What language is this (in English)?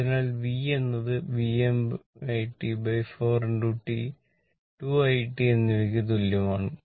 Malayalam